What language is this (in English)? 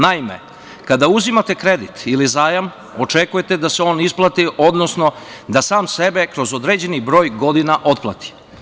Serbian